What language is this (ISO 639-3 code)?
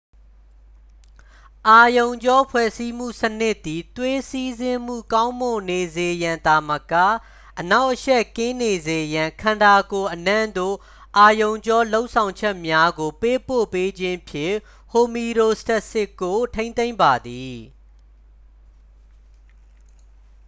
mya